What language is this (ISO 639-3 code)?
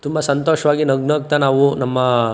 kan